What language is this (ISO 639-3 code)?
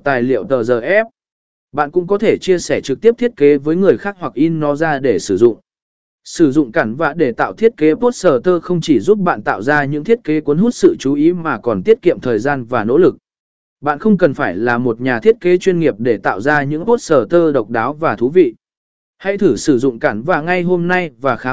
vie